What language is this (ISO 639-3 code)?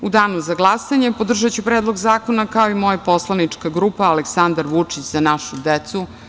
srp